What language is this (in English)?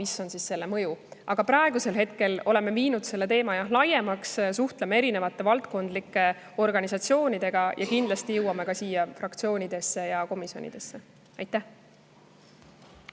Estonian